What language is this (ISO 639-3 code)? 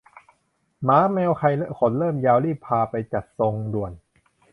tha